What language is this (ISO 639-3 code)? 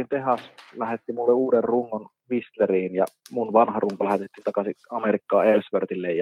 fin